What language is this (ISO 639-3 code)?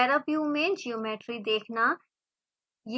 hin